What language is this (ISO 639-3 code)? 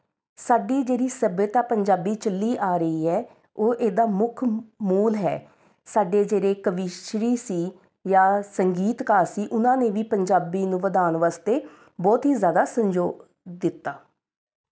pan